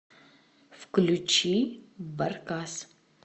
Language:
Russian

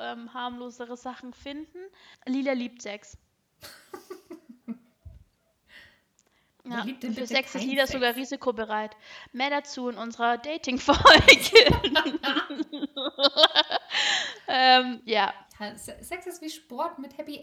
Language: German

